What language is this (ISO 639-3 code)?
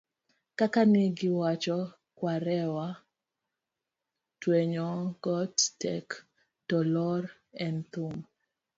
luo